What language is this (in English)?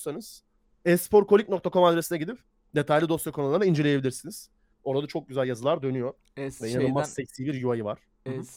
Turkish